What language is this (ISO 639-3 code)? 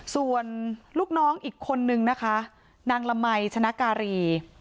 tha